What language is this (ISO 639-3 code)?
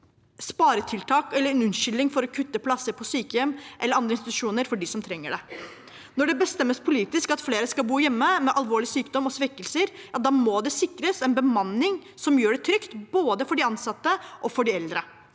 nor